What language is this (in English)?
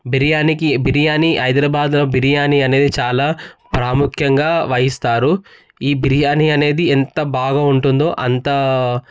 Telugu